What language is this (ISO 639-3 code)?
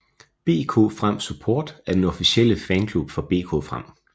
dan